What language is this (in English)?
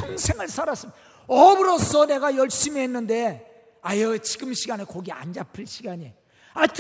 Korean